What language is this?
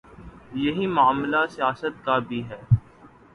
Urdu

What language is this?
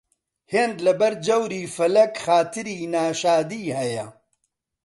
Central Kurdish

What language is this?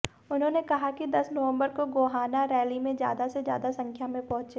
Hindi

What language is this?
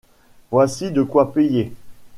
French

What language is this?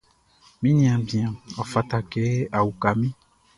Baoulé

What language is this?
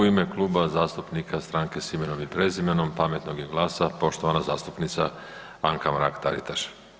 Croatian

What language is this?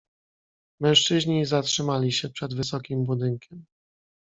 Polish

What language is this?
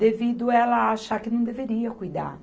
Portuguese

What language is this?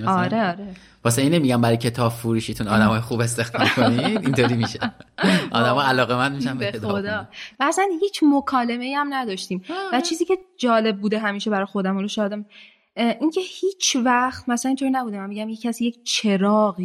Persian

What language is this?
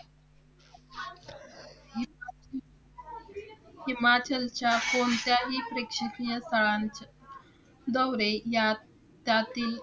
Marathi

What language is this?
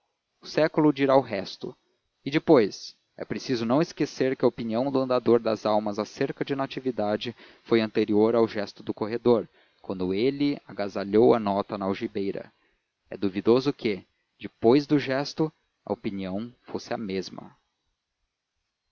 Portuguese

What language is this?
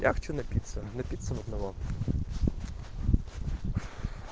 Russian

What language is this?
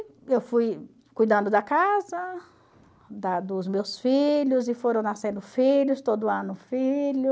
Portuguese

